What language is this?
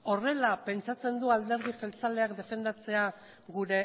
Basque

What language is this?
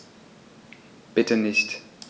German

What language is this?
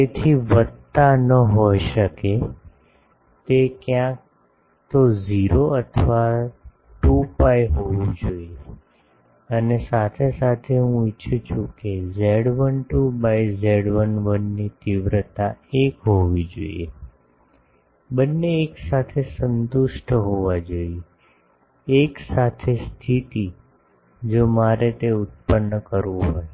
Gujarati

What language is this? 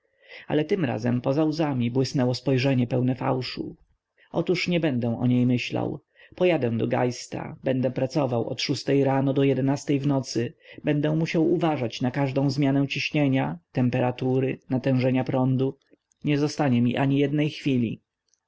Polish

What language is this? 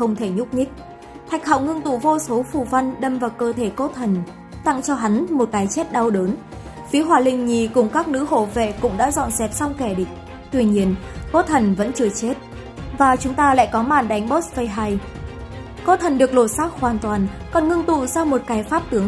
Vietnamese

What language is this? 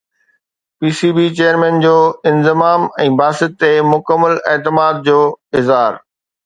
Sindhi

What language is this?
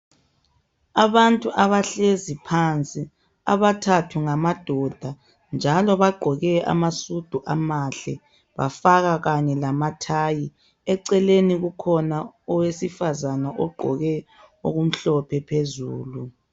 North Ndebele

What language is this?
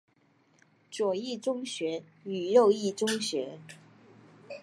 Chinese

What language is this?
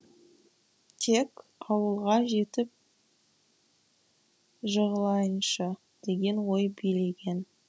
Kazakh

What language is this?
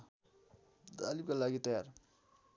Nepali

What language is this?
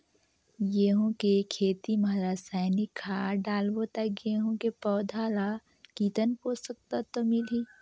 Chhattisgarhi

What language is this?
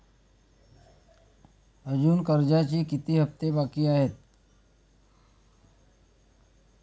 Marathi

